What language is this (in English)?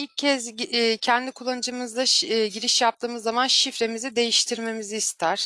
Turkish